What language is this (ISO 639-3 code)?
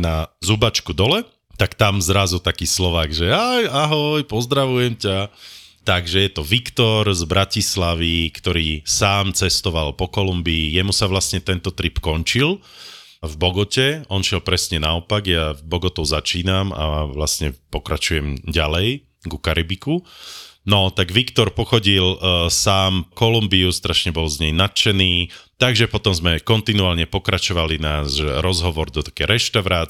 slk